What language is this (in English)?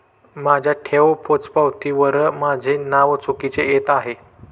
Marathi